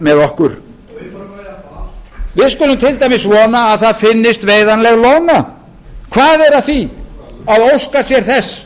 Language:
Icelandic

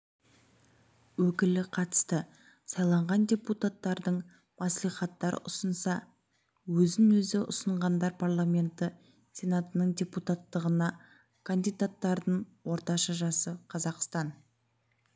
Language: Kazakh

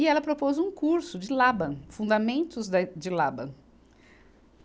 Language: Portuguese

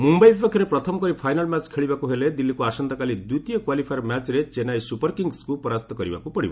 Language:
Odia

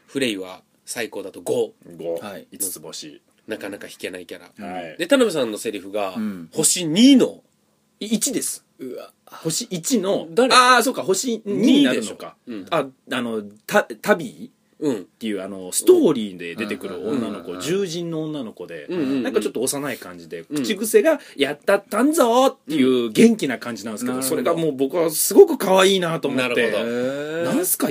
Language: Japanese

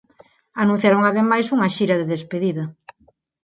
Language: Galician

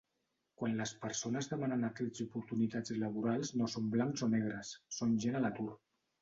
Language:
Catalan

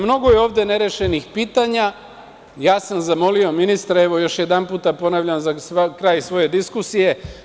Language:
Serbian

